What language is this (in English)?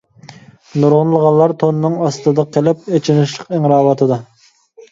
Uyghur